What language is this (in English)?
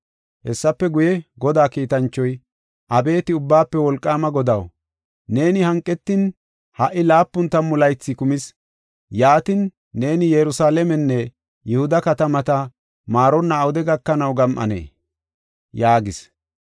Gofa